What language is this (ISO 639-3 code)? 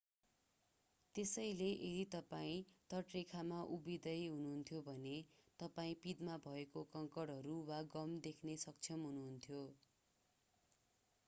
nep